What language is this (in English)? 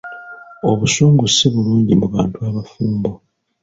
Ganda